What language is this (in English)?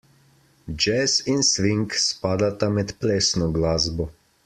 Slovenian